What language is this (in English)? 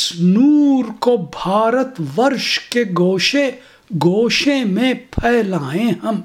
Urdu